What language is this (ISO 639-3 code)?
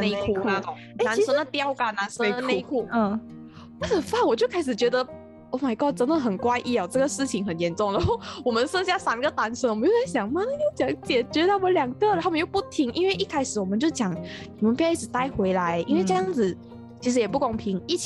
zho